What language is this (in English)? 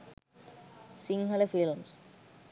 Sinhala